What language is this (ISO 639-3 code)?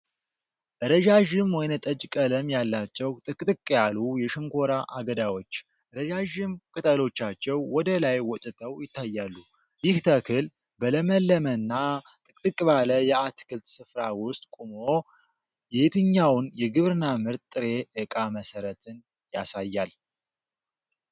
amh